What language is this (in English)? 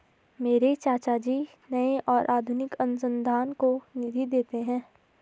Hindi